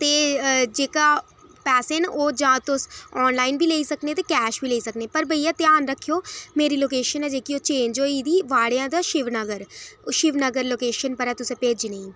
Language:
Dogri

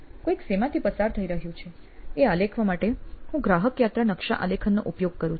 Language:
Gujarati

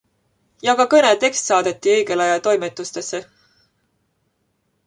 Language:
Estonian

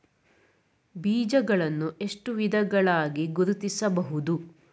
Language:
Kannada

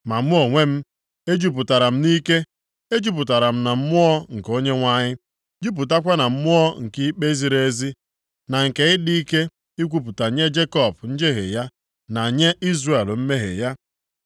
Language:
Igbo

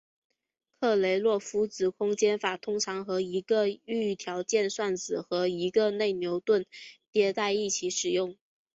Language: Chinese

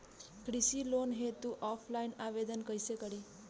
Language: Bhojpuri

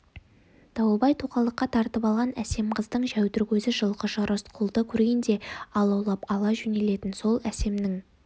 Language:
Kazakh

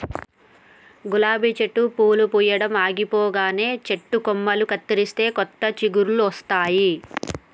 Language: Telugu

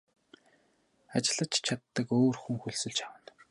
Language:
Mongolian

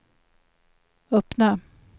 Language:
Swedish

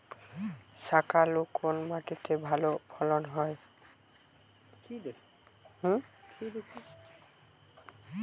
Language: Bangla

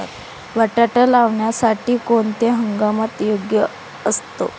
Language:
Marathi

